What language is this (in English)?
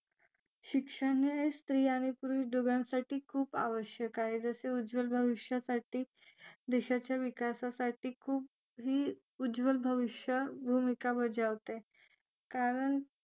Marathi